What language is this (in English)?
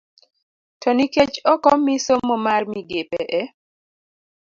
Luo (Kenya and Tanzania)